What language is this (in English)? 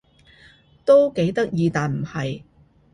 Cantonese